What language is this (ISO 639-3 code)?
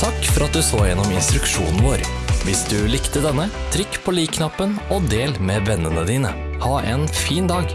nld